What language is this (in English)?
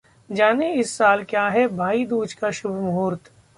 Hindi